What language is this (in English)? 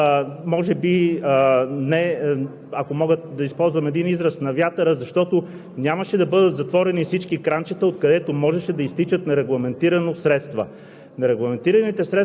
Bulgarian